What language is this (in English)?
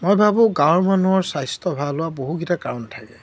Assamese